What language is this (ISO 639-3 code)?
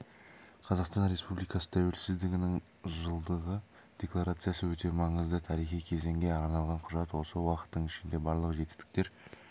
kaz